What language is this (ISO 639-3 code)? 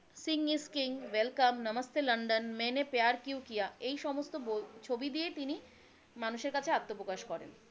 ben